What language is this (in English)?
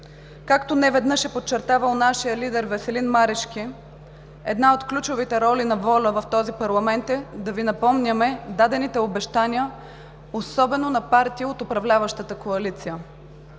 Bulgarian